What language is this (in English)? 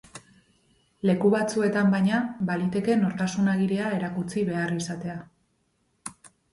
Basque